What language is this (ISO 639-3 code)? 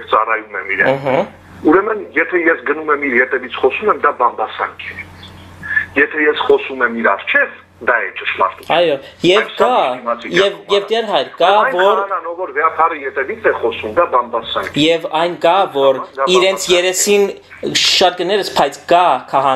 ron